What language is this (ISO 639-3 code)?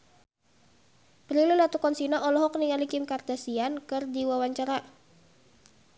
sun